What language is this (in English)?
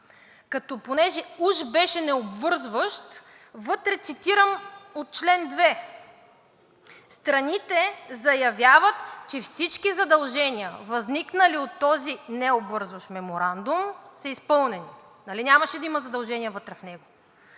Bulgarian